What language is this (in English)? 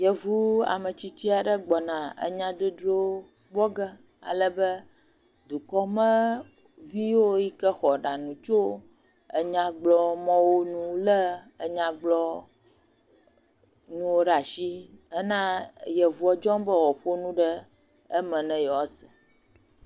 Ewe